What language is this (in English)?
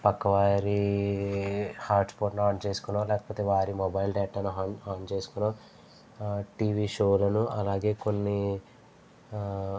Telugu